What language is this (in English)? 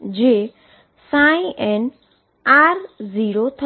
Gujarati